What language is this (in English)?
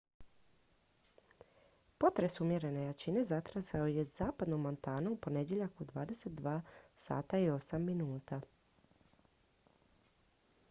Croatian